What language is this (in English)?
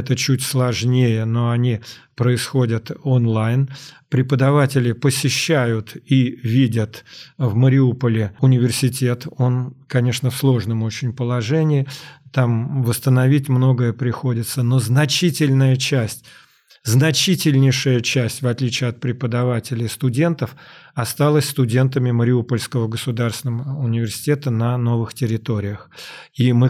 Russian